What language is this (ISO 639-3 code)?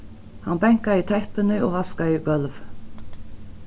fao